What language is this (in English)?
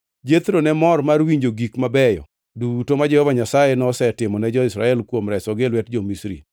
Luo (Kenya and Tanzania)